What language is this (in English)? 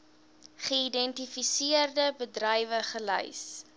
Afrikaans